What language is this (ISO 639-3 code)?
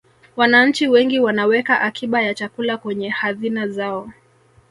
swa